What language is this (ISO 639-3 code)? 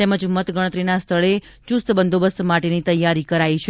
guj